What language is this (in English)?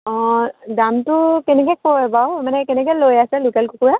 Assamese